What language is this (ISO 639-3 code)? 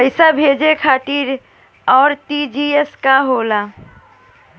bho